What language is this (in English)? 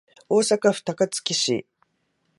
Japanese